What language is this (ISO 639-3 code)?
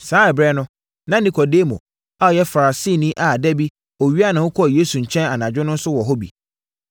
aka